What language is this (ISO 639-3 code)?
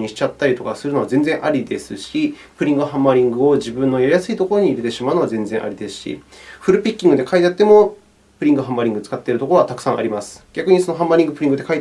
jpn